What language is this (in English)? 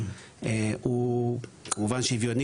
Hebrew